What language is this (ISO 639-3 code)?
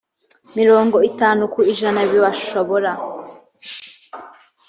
kin